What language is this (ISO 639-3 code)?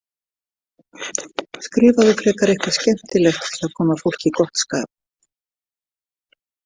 isl